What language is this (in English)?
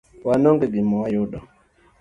Luo (Kenya and Tanzania)